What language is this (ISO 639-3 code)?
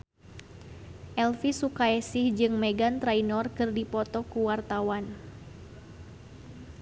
sun